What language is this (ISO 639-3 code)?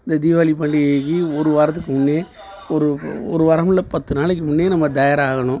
tam